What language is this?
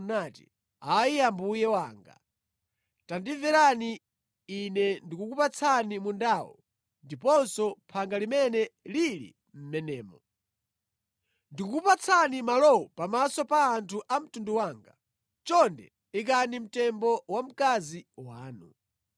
Nyanja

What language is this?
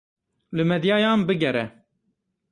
Kurdish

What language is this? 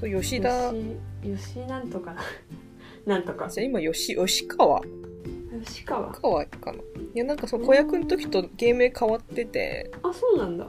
Japanese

